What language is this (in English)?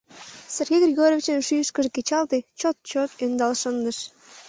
Mari